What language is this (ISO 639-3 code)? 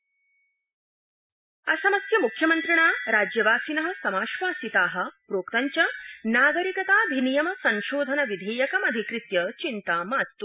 san